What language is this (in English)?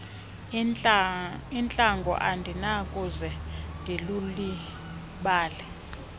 Xhosa